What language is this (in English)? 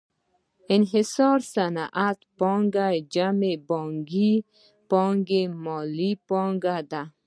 Pashto